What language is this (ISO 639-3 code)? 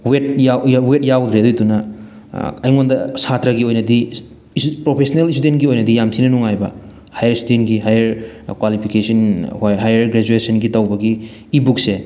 mni